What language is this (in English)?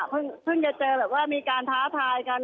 Thai